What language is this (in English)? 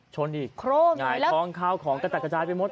Thai